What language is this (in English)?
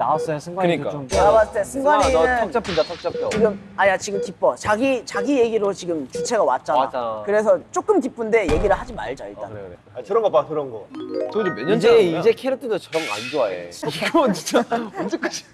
Korean